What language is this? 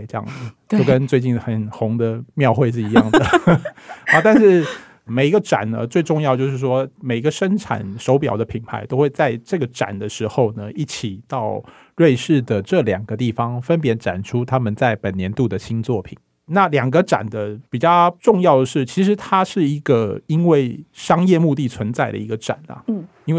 Chinese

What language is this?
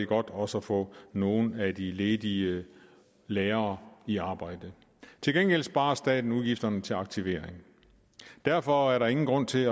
Danish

